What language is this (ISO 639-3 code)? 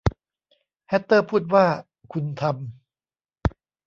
tha